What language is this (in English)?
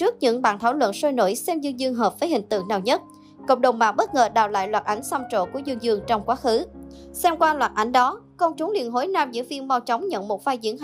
Vietnamese